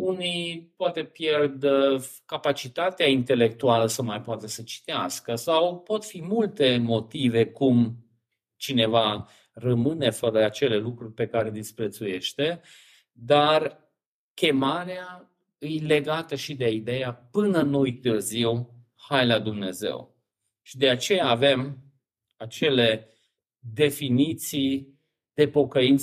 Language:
Romanian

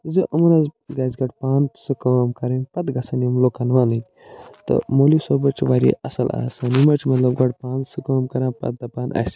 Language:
Kashmiri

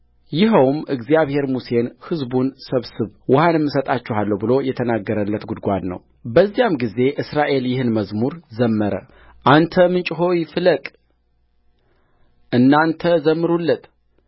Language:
Amharic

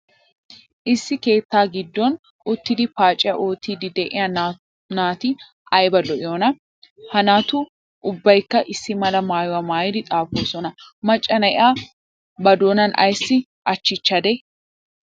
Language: Wolaytta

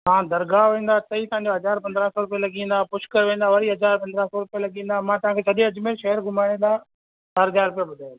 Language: Sindhi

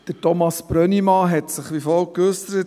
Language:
Swiss German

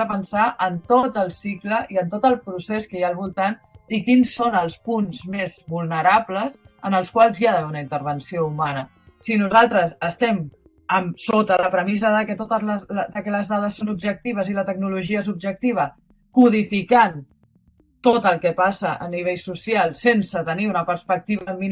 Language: Catalan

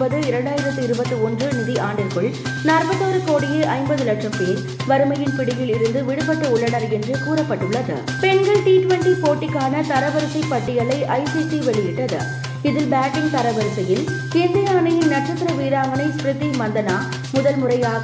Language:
Tamil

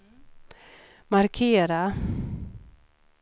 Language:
Swedish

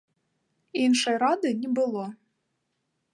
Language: Belarusian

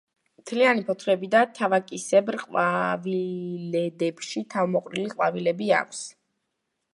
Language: Georgian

